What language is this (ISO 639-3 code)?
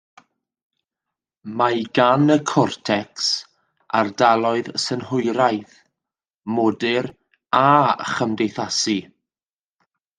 cym